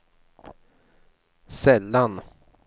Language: Swedish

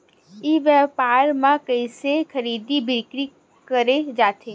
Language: Chhattisgarhi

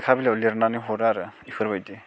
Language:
Bodo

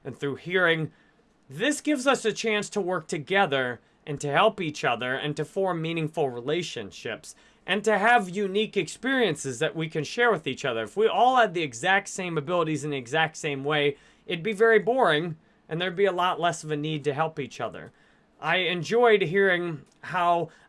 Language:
English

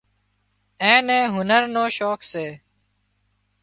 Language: Wadiyara Koli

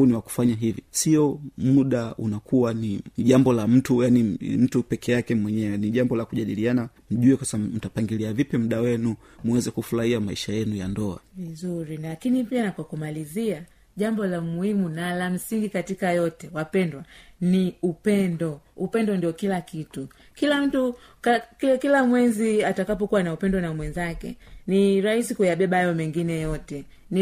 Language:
Swahili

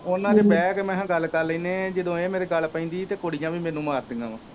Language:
Punjabi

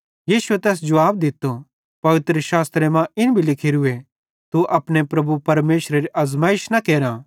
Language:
Bhadrawahi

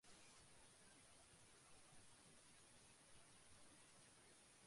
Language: Japanese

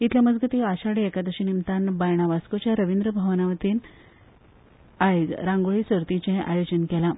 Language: Konkani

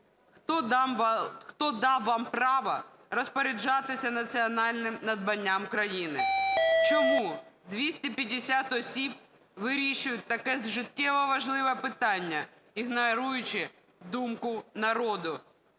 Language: Ukrainian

